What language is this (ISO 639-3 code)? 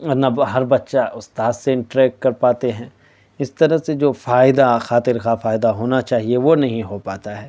urd